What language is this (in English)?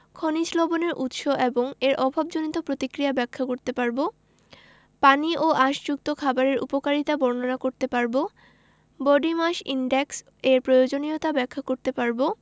Bangla